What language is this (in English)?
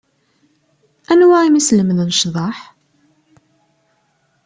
Kabyle